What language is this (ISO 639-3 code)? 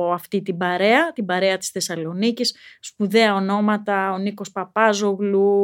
ell